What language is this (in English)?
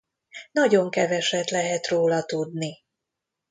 Hungarian